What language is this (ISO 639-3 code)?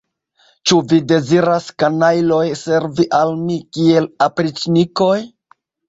epo